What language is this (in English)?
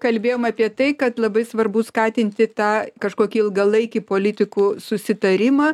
Lithuanian